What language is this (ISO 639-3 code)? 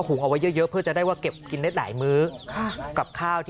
tha